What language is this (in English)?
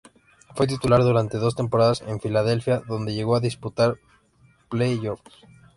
Spanish